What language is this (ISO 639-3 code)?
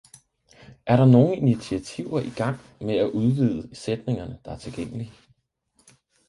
dan